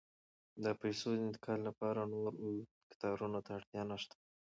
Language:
Pashto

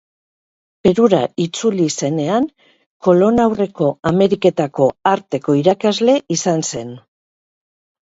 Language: Basque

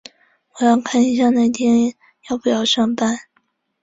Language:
Chinese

